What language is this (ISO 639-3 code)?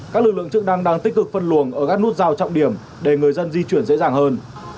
vie